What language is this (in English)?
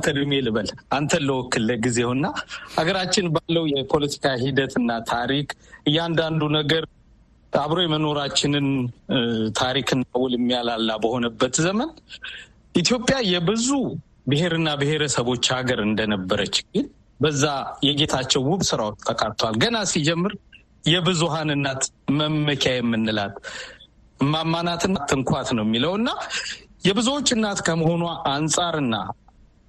Amharic